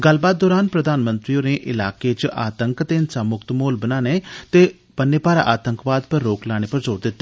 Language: Dogri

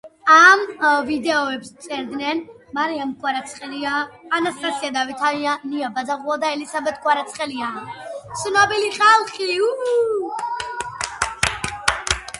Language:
Georgian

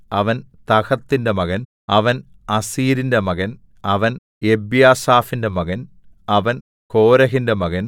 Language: Malayalam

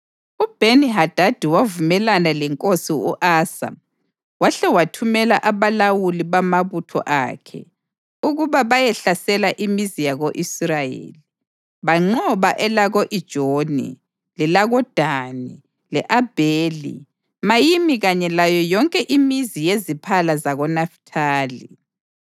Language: North Ndebele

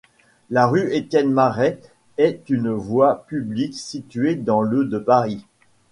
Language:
French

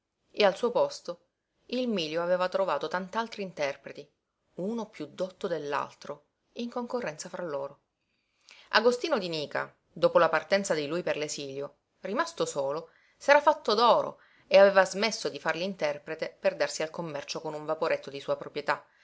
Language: Italian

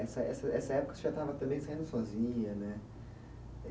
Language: Portuguese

